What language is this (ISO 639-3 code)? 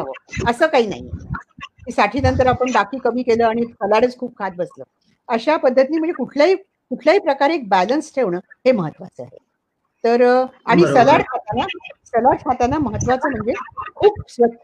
mar